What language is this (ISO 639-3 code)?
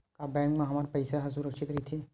hne